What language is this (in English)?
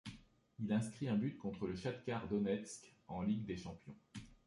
French